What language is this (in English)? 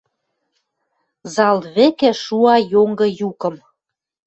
Western Mari